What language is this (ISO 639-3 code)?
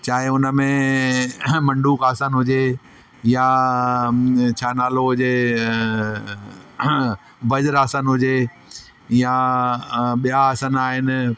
snd